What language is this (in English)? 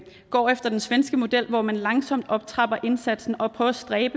Danish